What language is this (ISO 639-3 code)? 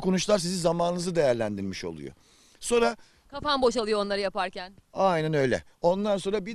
tur